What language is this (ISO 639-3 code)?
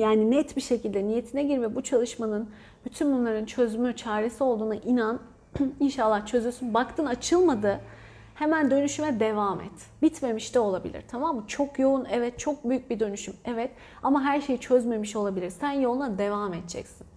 tur